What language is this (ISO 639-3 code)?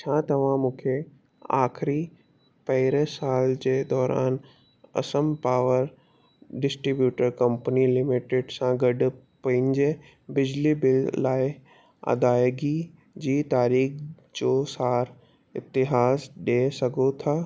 snd